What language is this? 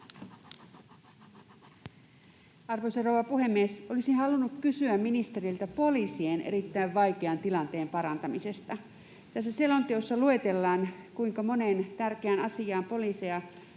Finnish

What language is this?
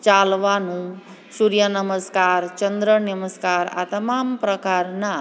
Gujarati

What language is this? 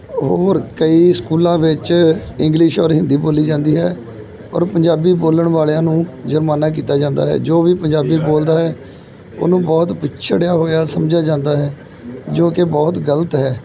Punjabi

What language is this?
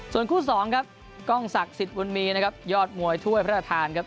Thai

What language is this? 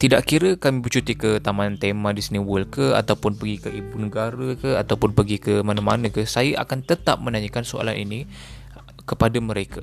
Malay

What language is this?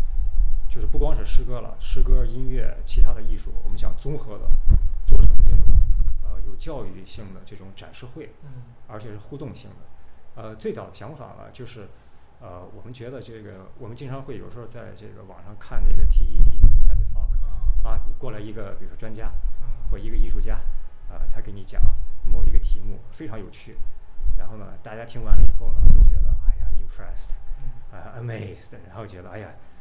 Chinese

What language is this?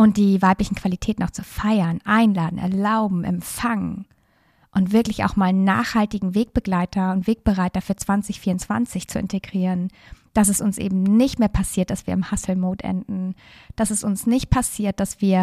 German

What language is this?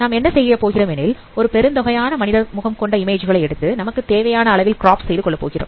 Tamil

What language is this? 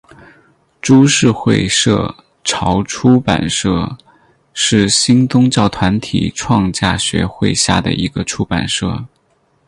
Chinese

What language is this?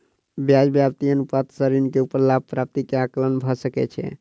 Maithili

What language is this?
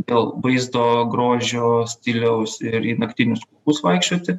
Lithuanian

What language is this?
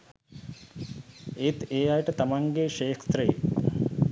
Sinhala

